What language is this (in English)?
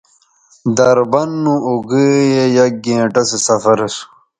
Bateri